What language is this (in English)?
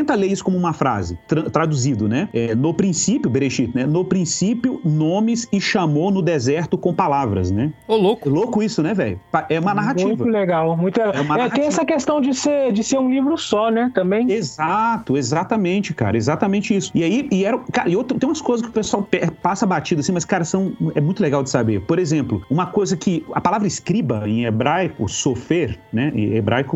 Portuguese